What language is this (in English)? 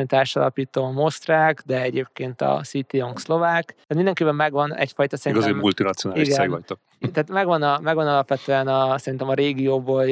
Hungarian